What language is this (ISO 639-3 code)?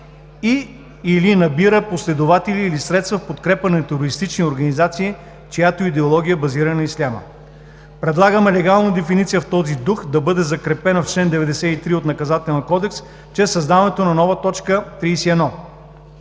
bul